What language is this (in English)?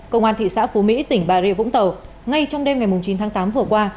Vietnamese